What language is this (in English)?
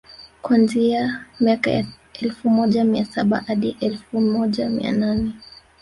Swahili